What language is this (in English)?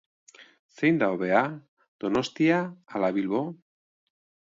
Basque